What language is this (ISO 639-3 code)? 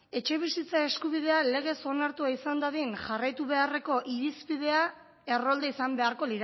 eus